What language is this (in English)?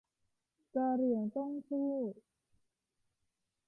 Thai